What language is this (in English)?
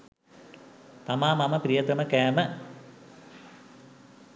Sinhala